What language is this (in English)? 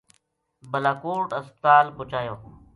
Gujari